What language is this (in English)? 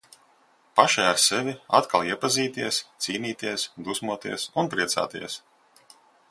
Latvian